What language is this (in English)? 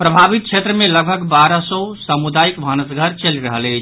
Maithili